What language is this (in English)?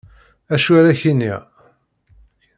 Kabyle